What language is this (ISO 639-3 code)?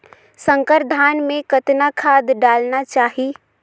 hne